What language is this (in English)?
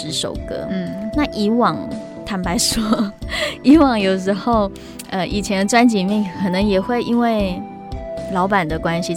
Chinese